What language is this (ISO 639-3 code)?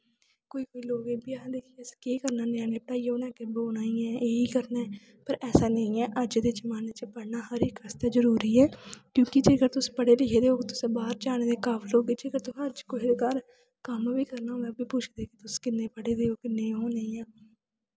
doi